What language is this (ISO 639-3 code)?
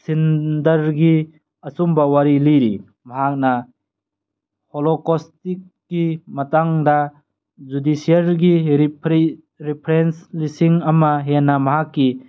mni